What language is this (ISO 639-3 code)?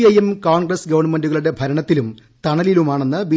mal